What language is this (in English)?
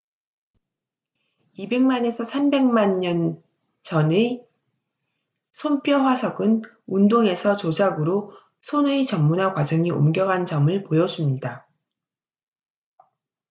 Korean